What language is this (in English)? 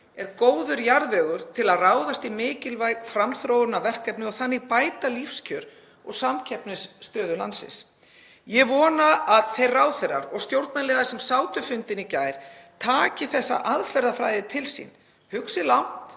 Icelandic